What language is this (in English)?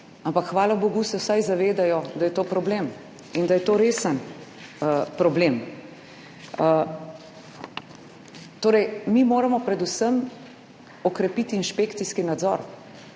Slovenian